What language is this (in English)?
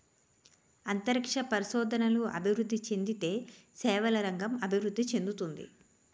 Telugu